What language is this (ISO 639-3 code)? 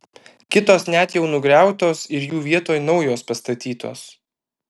lit